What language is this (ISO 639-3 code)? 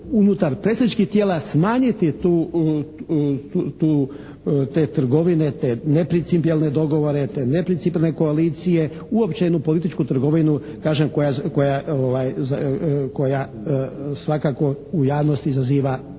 hrv